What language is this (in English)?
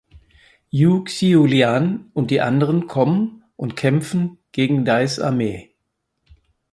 German